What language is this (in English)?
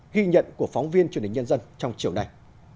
Vietnamese